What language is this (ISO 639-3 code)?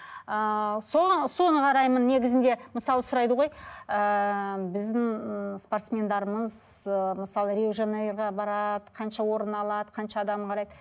kaz